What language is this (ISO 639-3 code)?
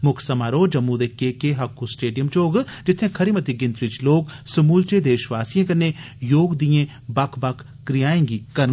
doi